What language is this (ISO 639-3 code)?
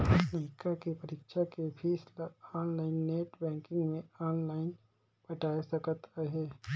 hne